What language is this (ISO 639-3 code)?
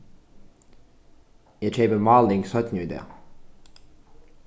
fao